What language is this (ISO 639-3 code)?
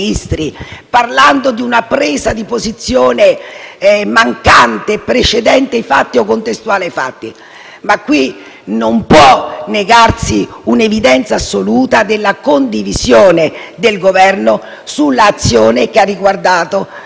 ita